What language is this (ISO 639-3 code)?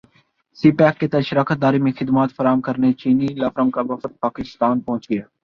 urd